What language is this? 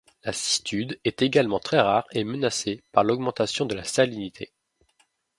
French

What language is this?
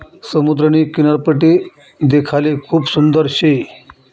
Marathi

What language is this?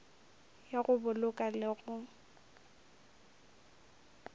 Northern Sotho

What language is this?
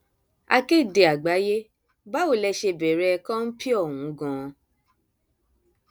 Yoruba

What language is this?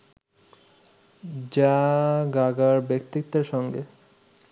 Bangla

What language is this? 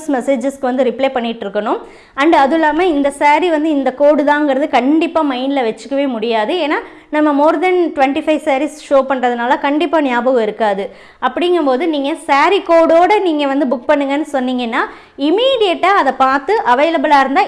Tamil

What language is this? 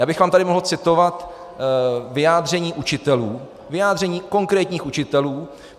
Czech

